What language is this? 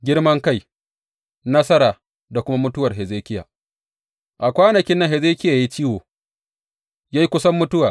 Hausa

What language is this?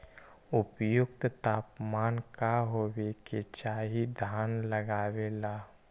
Magahi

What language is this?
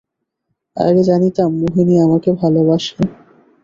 Bangla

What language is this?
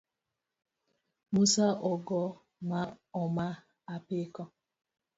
Luo (Kenya and Tanzania)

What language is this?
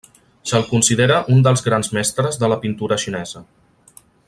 Catalan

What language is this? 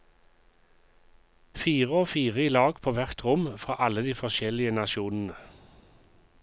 Norwegian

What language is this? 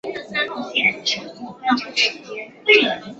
Chinese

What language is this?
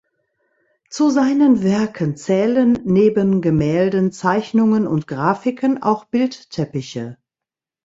German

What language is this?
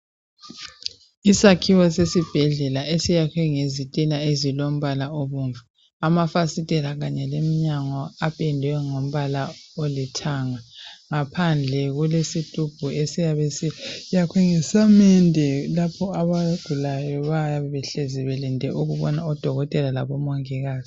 North Ndebele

